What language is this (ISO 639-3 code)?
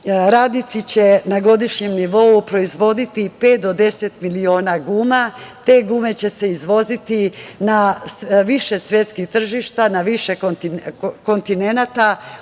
srp